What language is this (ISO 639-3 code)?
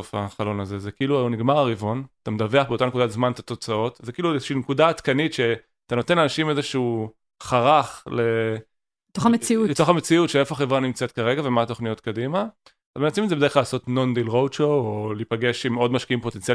heb